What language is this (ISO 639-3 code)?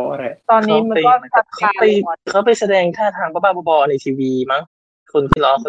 tha